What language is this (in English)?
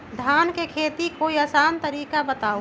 Magahi